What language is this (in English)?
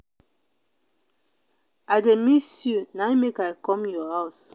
Nigerian Pidgin